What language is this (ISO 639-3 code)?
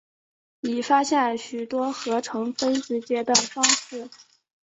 zho